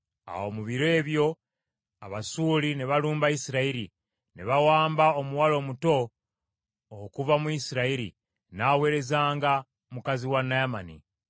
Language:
Ganda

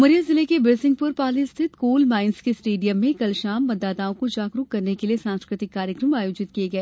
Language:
Hindi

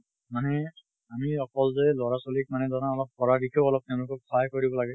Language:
Assamese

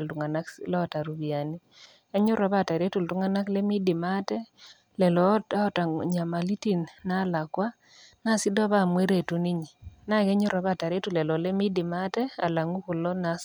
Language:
Masai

